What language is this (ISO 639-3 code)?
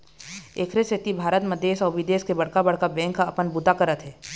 hne